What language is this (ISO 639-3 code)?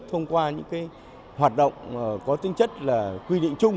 vie